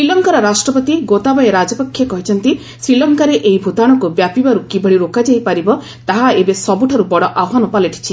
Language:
Odia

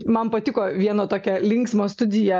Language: Lithuanian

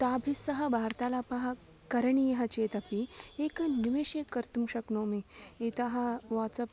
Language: Sanskrit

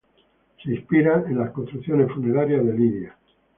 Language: Spanish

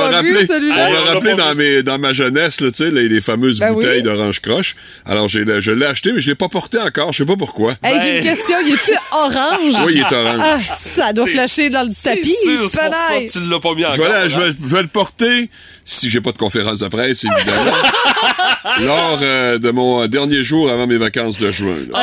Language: French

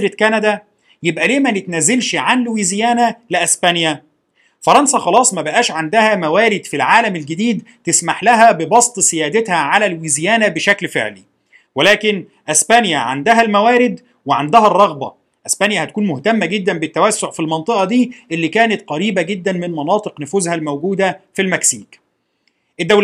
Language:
Arabic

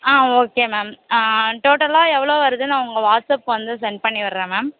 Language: Tamil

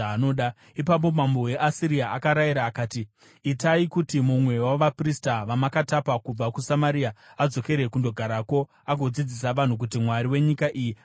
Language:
Shona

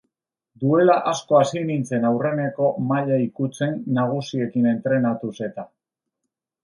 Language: Basque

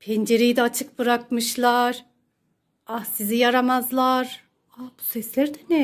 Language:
Turkish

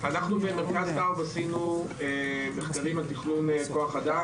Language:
Hebrew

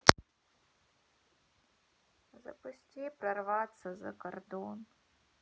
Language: Russian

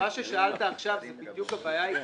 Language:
Hebrew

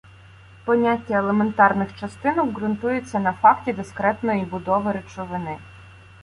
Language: Ukrainian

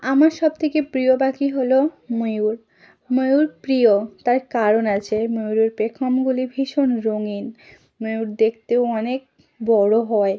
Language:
Bangla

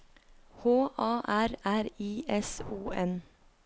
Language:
Norwegian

